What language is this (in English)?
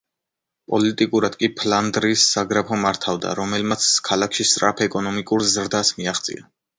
Georgian